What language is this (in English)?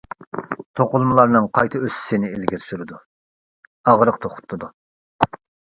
Uyghur